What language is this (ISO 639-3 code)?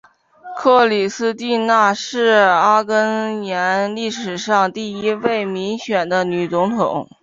zho